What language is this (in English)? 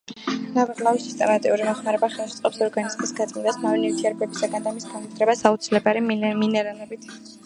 Georgian